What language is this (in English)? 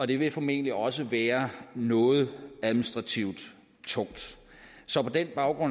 Danish